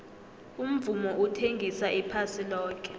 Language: South Ndebele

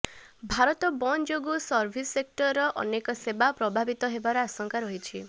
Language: Odia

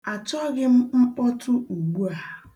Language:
Igbo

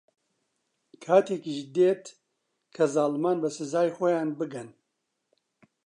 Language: Central Kurdish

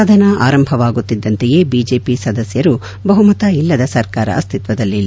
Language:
Kannada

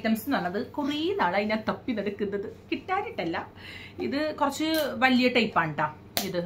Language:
Malayalam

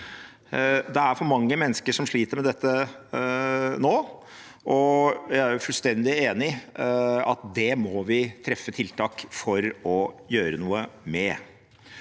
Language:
Norwegian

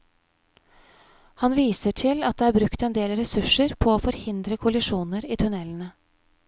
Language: Norwegian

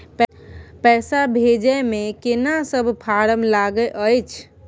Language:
Maithili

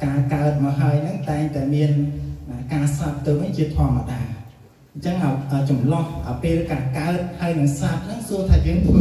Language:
Thai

